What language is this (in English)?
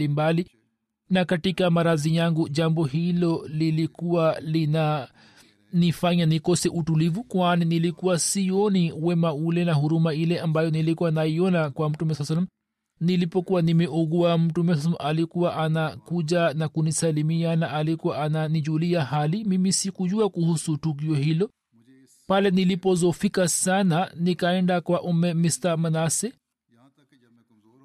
Swahili